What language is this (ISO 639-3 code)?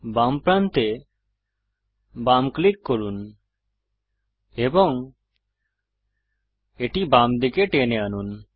ben